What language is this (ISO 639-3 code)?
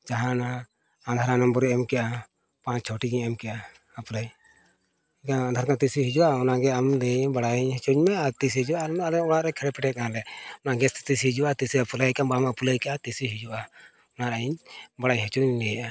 sat